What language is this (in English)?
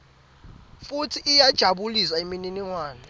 Swati